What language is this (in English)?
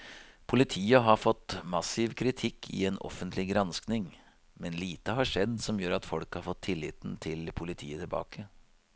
Norwegian